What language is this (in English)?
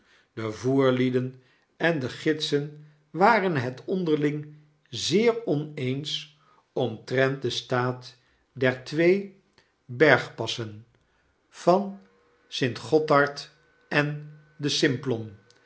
Dutch